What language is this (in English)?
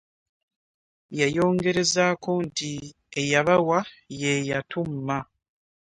Ganda